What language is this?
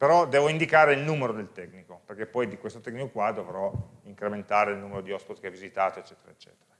Italian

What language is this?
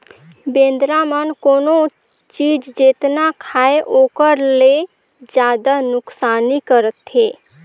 Chhattisgarhi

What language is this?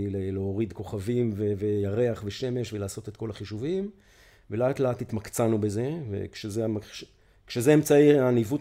Hebrew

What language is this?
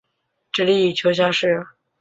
Chinese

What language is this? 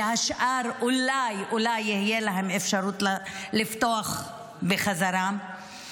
Hebrew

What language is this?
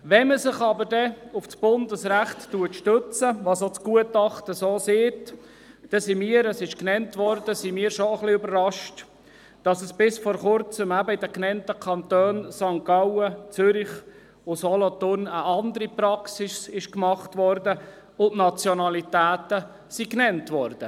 Swiss German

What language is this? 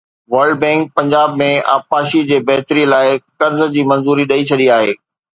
Sindhi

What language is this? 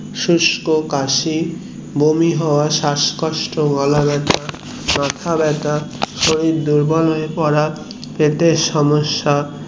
Bangla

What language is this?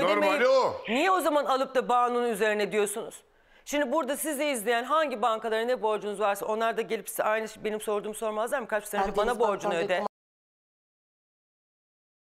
Turkish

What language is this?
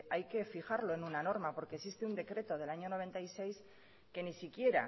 Spanish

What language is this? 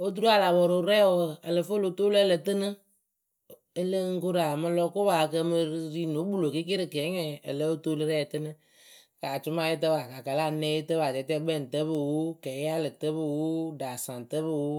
Akebu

